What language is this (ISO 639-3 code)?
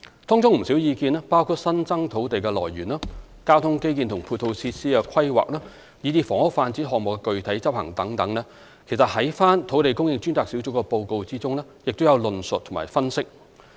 yue